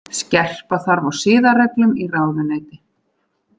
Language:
Icelandic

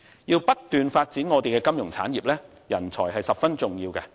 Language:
Cantonese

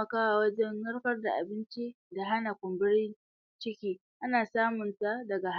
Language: Hausa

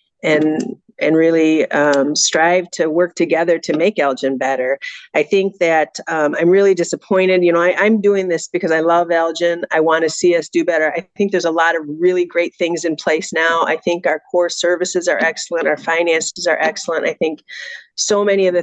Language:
English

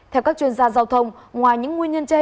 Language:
Vietnamese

